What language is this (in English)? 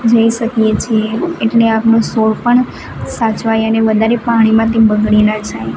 Gujarati